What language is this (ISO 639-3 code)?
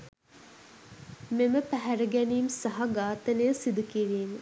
sin